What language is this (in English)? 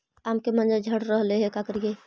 Magahi